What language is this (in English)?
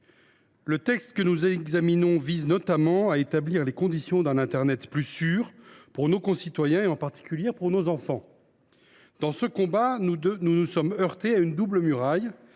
French